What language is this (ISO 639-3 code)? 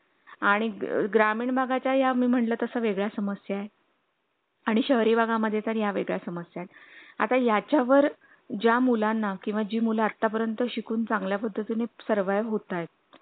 mar